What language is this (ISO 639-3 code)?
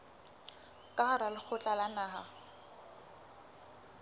sot